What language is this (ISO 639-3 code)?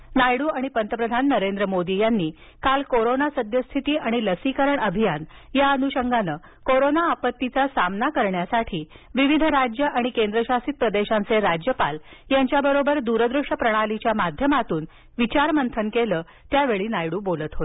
mar